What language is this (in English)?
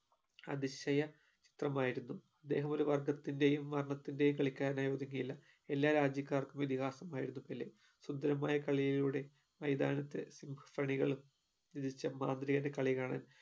Malayalam